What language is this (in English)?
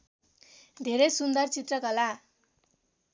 Nepali